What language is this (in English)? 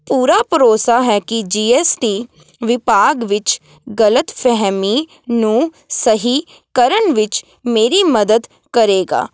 Punjabi